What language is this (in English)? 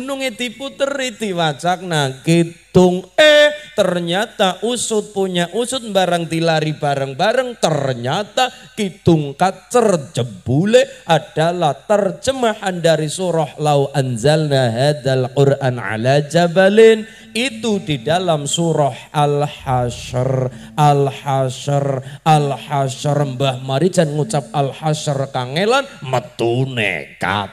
Indonesian